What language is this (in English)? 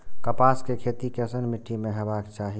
Maithili